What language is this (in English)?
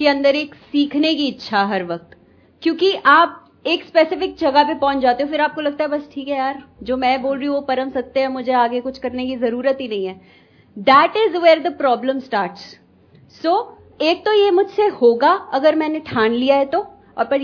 Hindi